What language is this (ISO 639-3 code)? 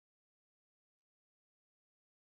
zho